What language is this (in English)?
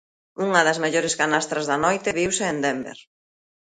Galician